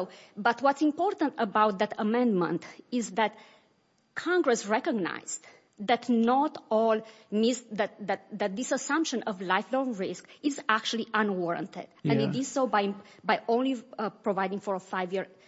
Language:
English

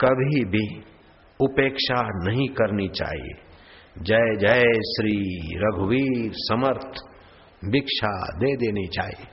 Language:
Hindi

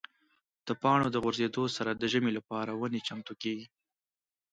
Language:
Pashto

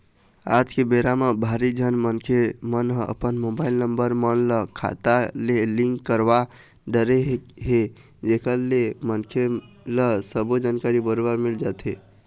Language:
Chhattisgarhi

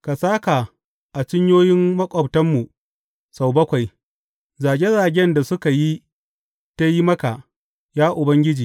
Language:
Hausa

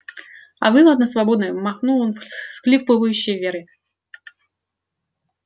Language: Russian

